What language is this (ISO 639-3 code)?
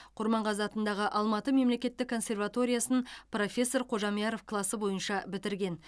kaz